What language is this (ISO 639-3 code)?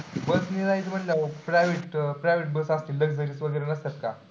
mar